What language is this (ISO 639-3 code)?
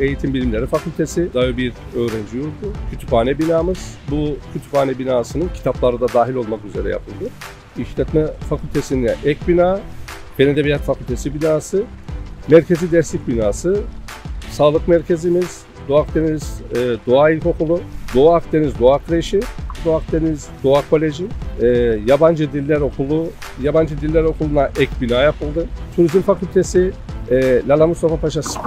tur